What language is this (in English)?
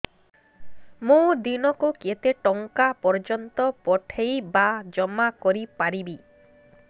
Odia